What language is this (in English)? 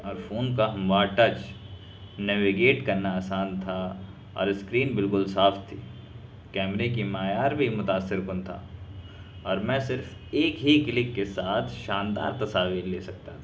Urdu